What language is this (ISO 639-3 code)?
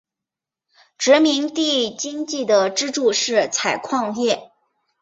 zho